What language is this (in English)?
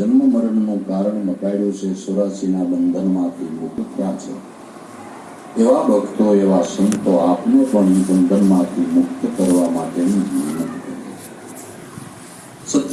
Hindi